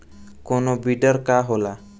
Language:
Bhojpuri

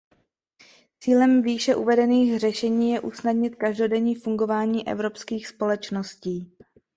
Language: Czech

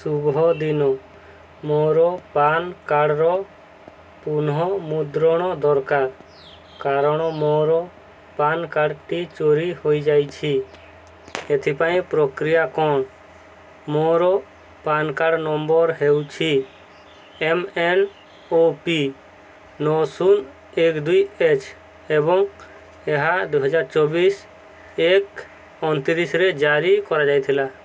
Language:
Odia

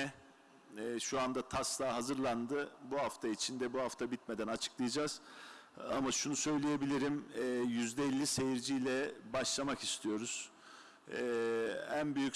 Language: Turkish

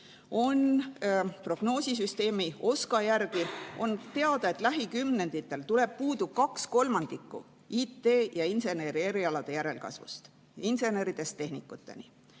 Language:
Estonian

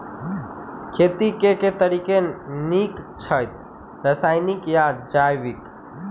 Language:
Maithili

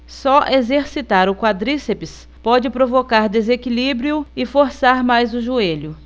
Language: Portuguese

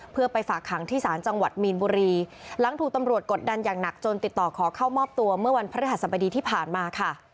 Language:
Thai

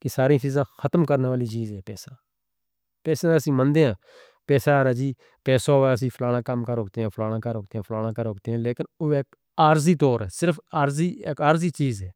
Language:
Northern Hindko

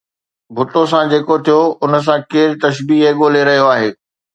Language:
Sindhi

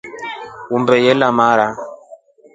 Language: Rombo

